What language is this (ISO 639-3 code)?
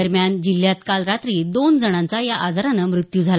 mar